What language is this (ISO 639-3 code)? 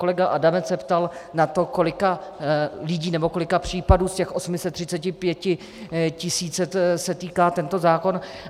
ces